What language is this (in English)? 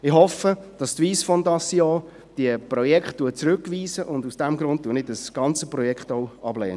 Swiss German